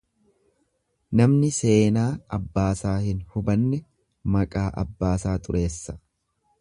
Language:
Oromo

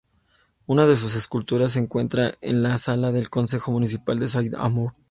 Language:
Spanish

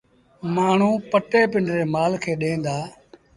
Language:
Sindhi Bhil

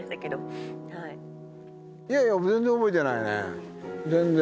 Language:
Japanese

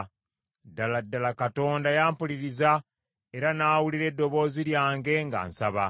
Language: Ganda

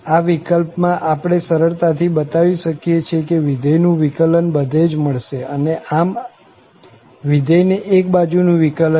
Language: Gujarati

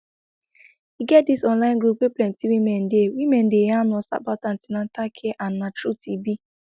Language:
Nigerian Pidgin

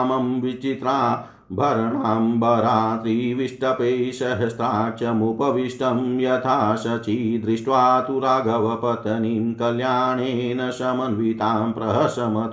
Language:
Hindi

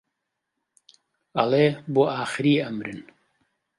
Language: Central Kurdish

